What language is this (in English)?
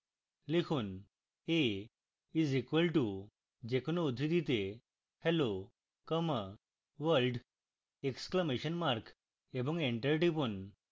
Bangla